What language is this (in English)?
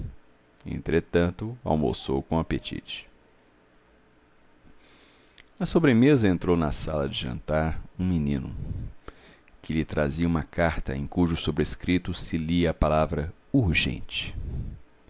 Portuguese